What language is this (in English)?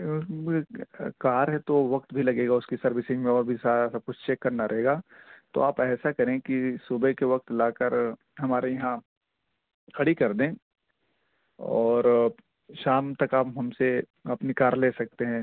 Urdu